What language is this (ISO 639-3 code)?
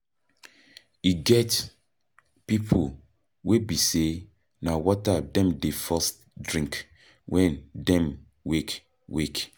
pcm